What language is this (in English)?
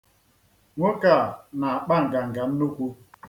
Igbo